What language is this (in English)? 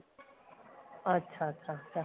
Punjabi